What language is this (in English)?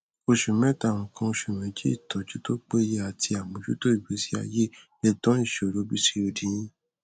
Yoruba